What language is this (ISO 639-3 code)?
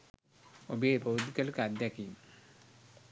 sin